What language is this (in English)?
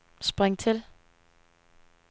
Danish